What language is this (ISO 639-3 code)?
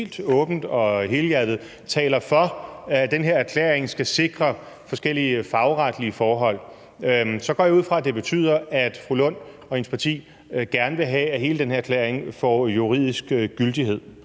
dan